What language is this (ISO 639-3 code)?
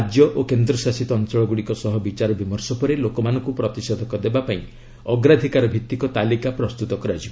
ori